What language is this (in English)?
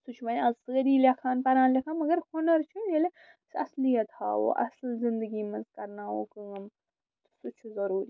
Kashmiri